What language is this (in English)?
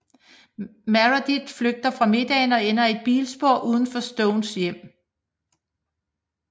Danish